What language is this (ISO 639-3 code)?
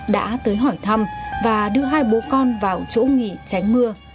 vie